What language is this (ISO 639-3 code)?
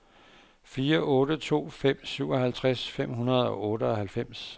dan